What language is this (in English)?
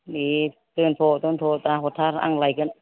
Bodo